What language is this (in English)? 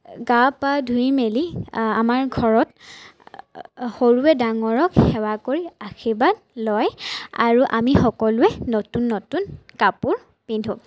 Assamese